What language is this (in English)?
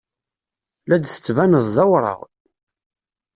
Kabyle